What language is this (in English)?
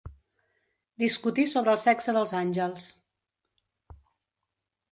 Catalan